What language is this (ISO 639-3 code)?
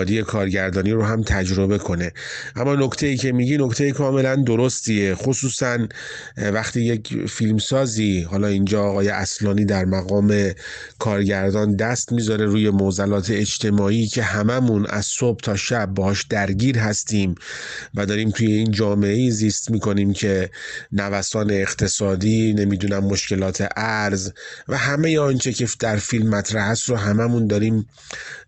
fas